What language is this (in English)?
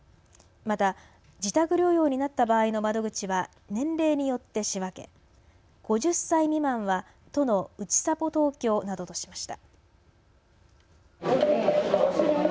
Japanese